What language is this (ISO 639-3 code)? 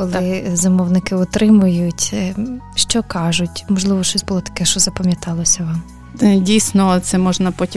ukr